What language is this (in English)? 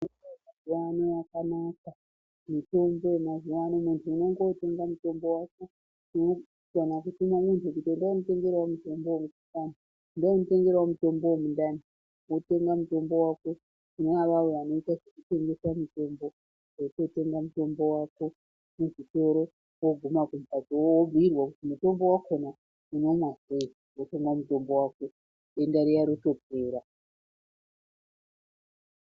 Ndau